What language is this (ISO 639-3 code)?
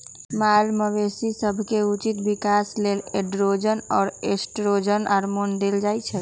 mag